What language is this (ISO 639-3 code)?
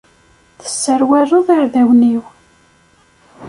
kab